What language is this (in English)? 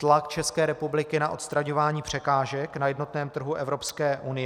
Czech